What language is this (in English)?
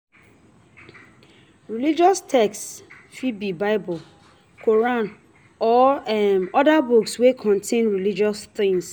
Nigerian Pidgin